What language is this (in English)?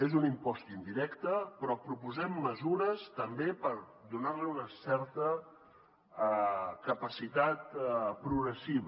Catalan